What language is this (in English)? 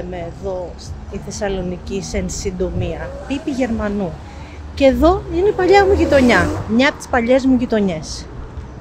Greek